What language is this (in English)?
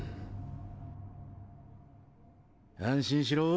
Japanese